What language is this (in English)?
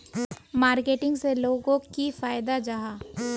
Magahi